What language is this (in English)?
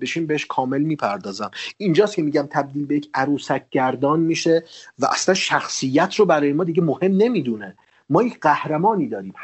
Persian